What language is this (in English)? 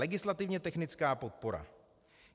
Czech